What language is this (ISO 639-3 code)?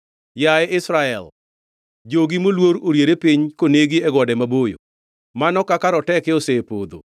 luo